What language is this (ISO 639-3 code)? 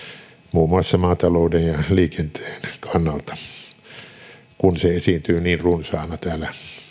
fin